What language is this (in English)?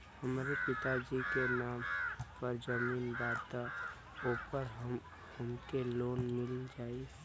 Bhojpuri